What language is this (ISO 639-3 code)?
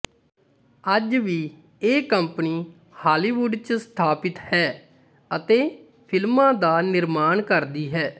pan